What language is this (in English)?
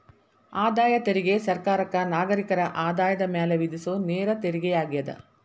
Kannada